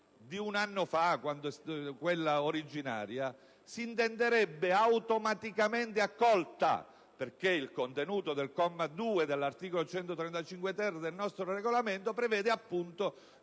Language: Italian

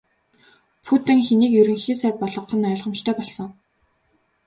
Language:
Mongolian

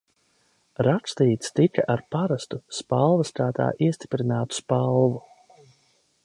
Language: Latvian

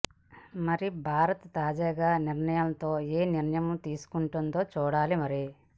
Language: Telugu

